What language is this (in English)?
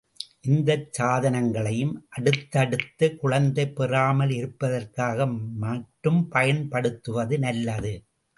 Tamil